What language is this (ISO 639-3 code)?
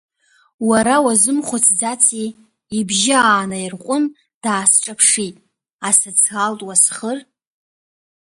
abk